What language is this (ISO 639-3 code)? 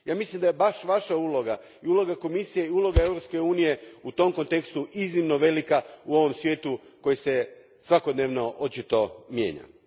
hrv